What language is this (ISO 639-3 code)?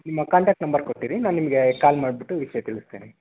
kan